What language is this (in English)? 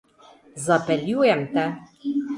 Slovenian